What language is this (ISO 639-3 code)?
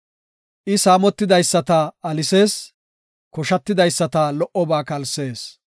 gof